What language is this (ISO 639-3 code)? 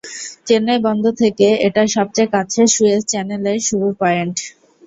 ben